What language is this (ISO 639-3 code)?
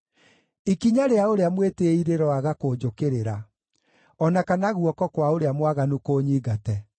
kik